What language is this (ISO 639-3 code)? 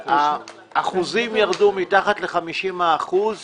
heb